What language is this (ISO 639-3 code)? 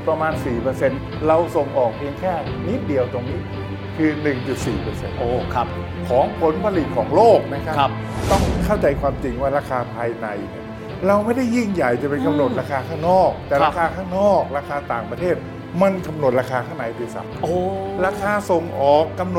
tha